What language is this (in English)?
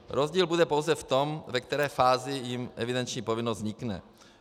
Czech